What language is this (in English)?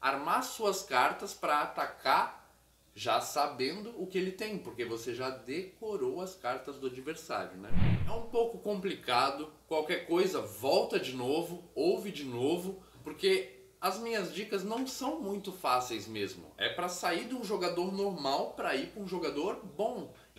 Portuguese